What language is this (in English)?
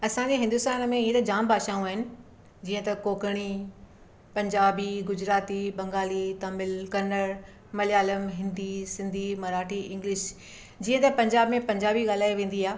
Sindhi